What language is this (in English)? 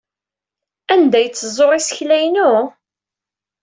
Kabyle